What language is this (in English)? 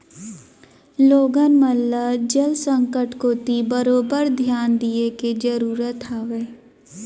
Chhattisgarhi